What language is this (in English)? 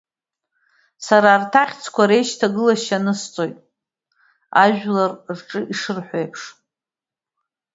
Abkhazian